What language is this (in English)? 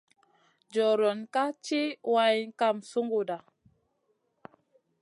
Masana